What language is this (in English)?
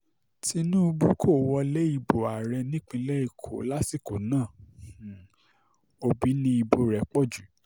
Yoruba